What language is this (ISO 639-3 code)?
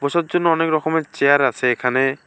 ben